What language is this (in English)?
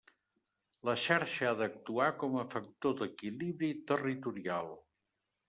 Catalan